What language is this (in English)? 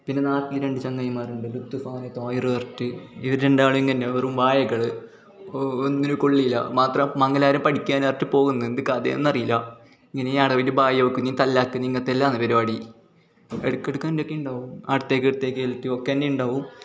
Malayalam